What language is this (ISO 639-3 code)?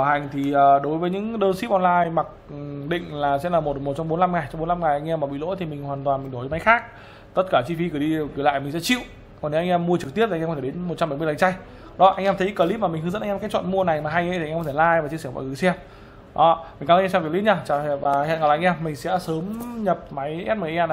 vie